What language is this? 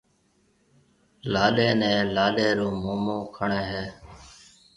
Marwari (Pakistan)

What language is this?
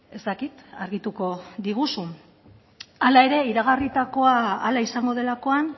Basque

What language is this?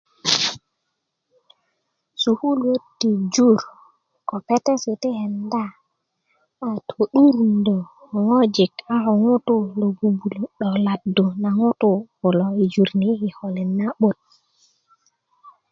Kuku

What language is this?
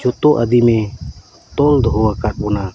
Santali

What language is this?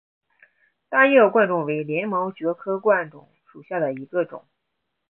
Chinese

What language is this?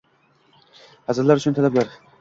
Uzbek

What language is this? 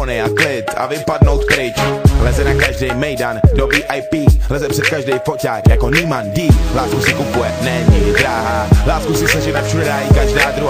Czech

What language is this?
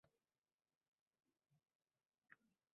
Uzbek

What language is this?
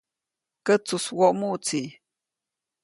Copainalá Zoque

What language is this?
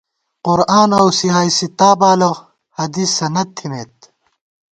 Gawar-Bati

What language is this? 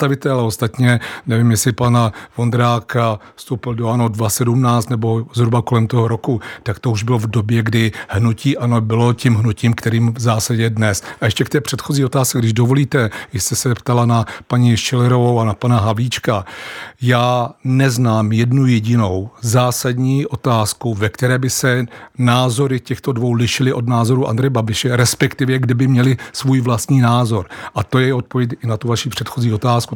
Czech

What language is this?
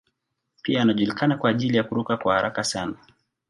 Swahili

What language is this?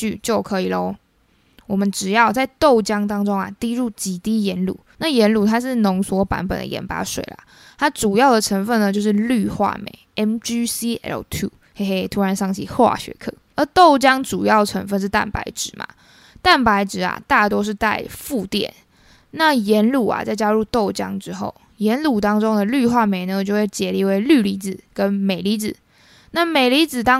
Chinese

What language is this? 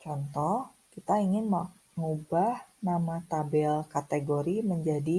Indonesian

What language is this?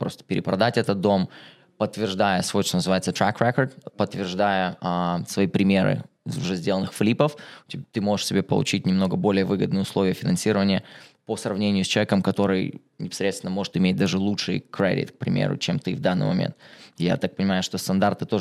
Russian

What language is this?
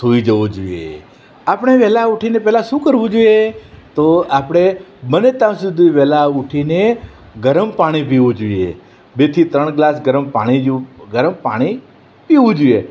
Gujarati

